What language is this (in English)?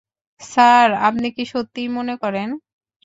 Bangla